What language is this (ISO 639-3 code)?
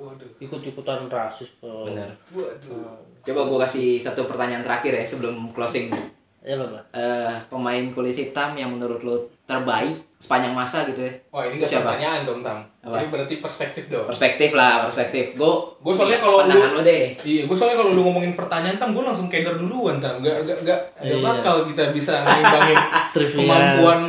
ind